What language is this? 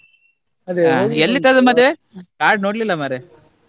Kannada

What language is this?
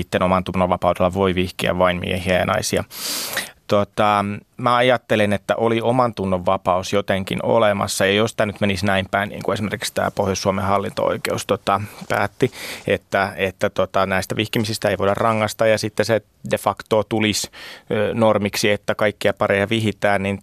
Finnish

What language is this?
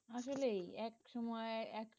Bangla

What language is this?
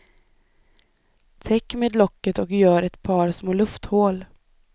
Swedish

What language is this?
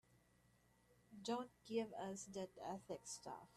English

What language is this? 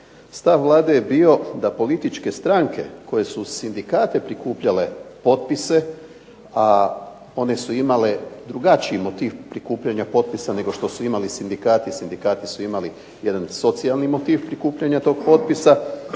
Croatian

